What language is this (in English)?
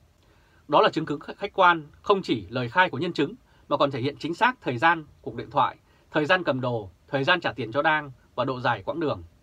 Vietnamese